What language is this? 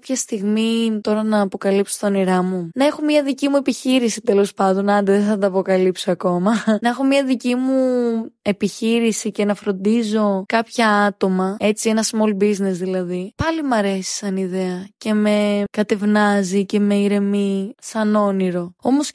Greek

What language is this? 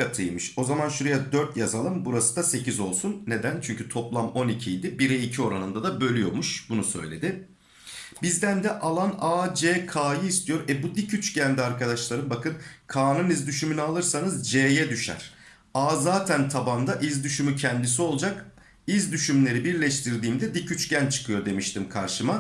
Turkish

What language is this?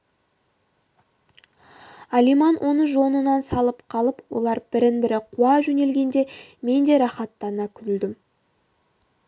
Kazakh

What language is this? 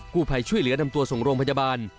Thai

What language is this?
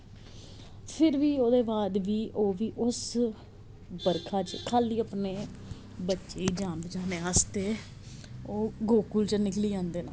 Dogri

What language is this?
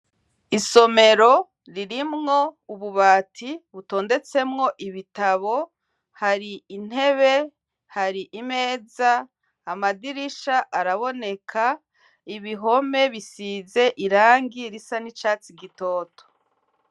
Rundi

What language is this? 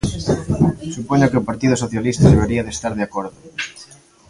Galician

